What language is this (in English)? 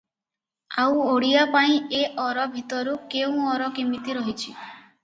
Odia